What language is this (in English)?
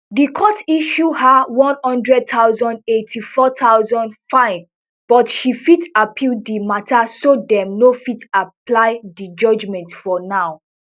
Nigerian Pidgin